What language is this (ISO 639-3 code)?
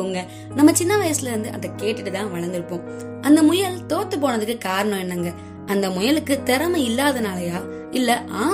tam